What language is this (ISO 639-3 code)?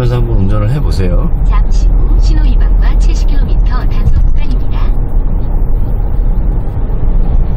kor